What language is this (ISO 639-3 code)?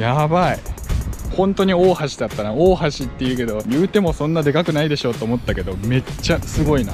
jpn